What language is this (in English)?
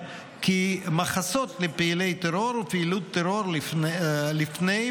Hebrew